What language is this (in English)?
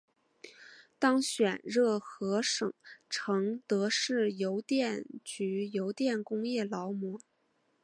Chinese